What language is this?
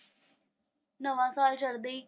Punjabi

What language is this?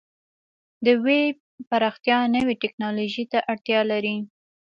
Pashto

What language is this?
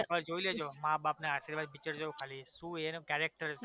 Gujarati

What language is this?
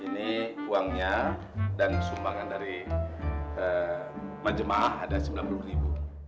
Indonesian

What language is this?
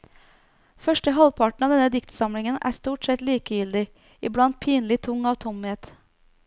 Norwegian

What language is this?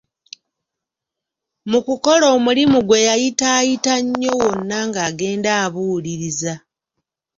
Ganda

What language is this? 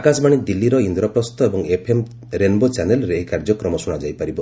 Odia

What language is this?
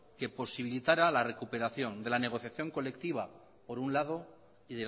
Spanish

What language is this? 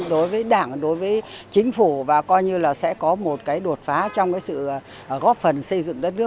Vietnamese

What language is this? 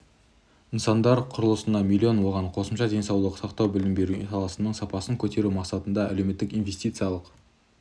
Kazakh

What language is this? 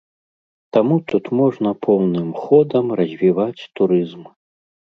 Belarusian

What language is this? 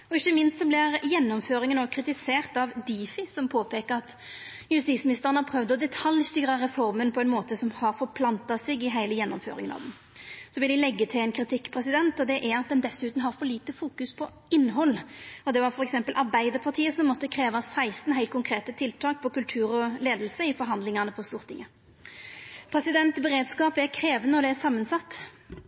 Norwegian Nynorsk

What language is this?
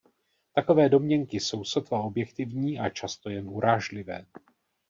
Czech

